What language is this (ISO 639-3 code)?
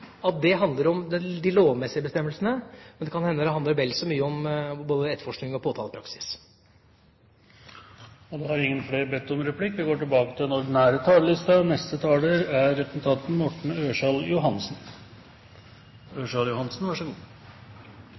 nor